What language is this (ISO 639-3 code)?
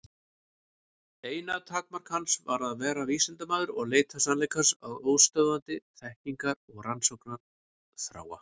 isl